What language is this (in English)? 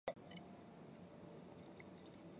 Chinese